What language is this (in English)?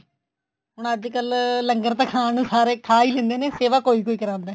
Punjabi